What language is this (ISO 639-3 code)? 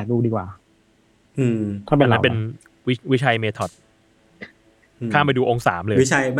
tha